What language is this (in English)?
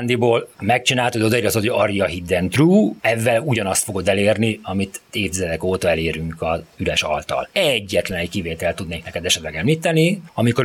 Hungarian